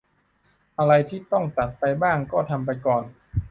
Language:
Thai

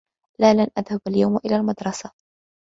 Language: Arabic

